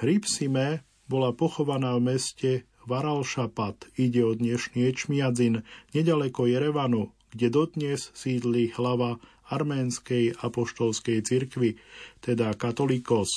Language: Slovak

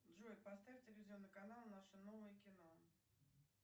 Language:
Russian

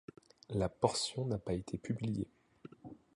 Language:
French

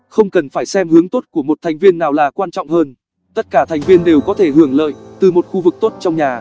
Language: Vietnamese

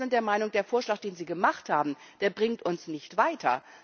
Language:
German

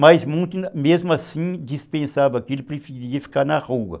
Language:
Portuguese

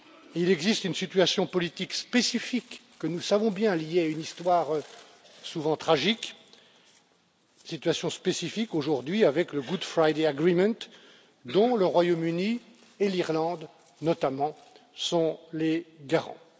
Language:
French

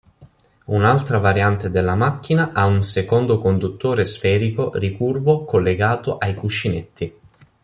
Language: Italian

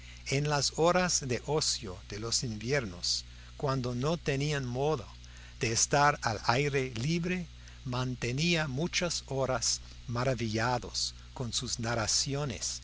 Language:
Spanish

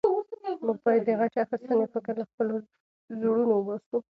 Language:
Pashto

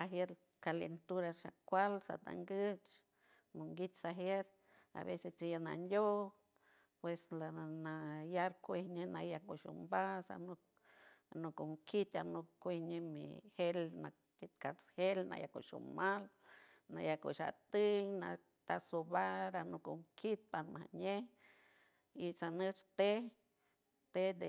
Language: San Francisco Del Mar Huave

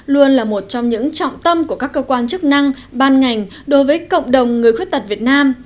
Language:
Vietnamese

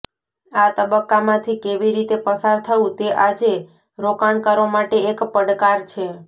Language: Gujarati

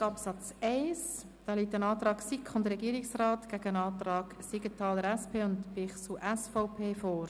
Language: Swiss German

